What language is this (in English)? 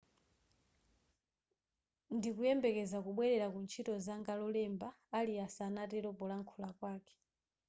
Nyanja